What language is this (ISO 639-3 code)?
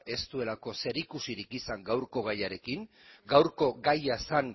eus